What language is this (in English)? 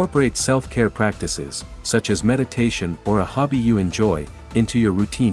English